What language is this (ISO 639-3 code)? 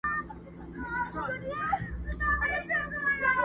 pus